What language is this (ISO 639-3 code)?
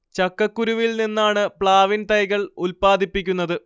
mal